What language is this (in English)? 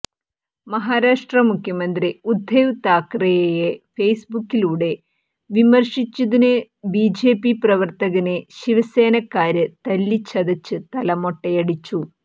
Malayalam